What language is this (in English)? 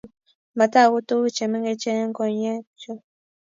Kalenjin